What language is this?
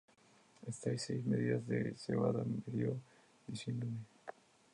Spanish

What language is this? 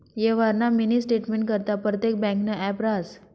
Marathi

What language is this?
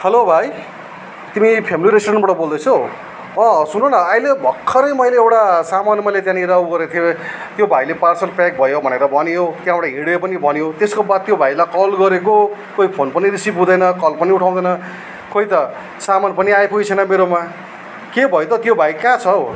Nepali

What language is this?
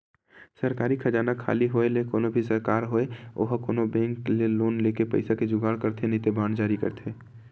Chhattisgarhi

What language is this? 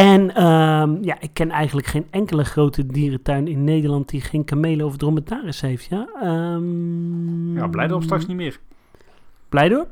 Dutch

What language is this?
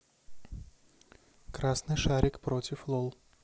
Russian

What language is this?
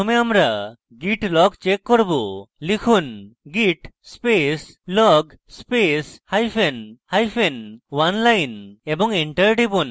Bangla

